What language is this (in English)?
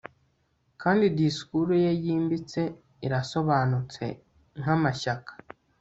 Kinyarwanda